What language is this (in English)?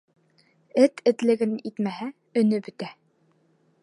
Bashkir